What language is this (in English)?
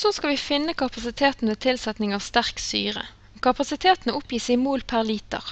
French